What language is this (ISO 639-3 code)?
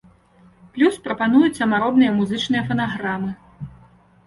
bel